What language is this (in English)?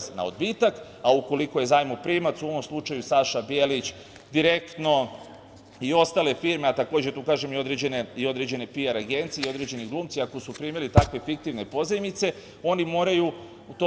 Serbian